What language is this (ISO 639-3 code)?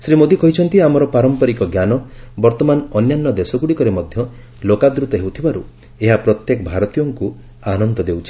ori